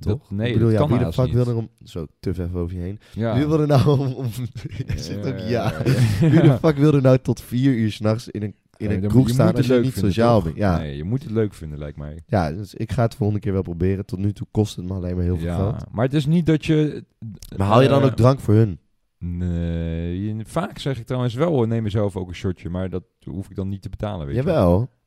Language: Dutch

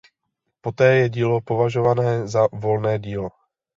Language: Czech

